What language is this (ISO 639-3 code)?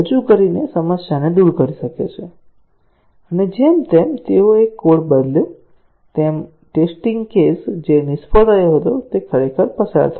guj